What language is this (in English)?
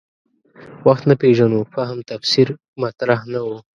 Pashto